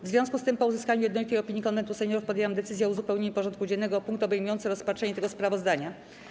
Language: Polish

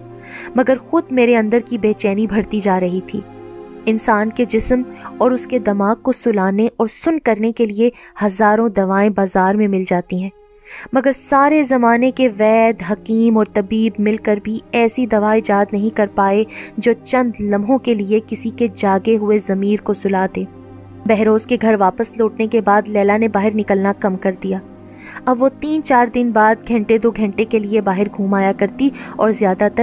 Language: Urdu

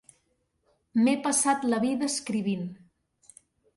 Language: Catalan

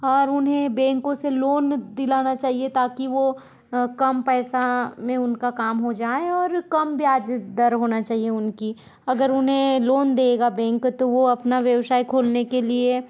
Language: Hindi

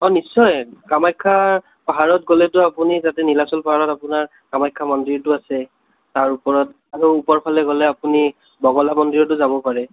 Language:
Assamese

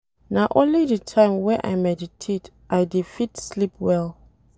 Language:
Nigerian Pidgin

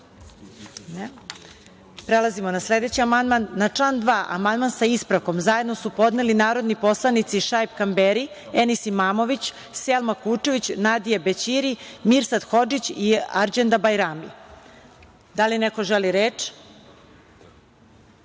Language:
Serbian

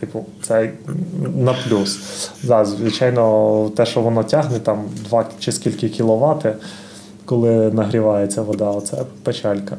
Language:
Ukrainian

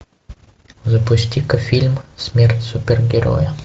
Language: Russian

